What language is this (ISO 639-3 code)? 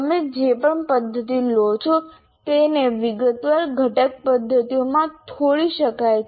guj